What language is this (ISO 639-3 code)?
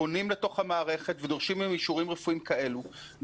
heb